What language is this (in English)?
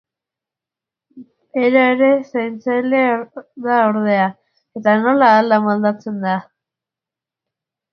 Basque